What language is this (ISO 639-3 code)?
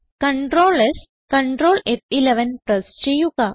mal